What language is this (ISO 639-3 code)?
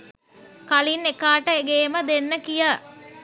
sin